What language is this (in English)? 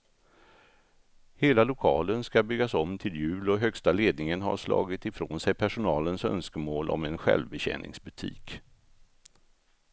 Swedish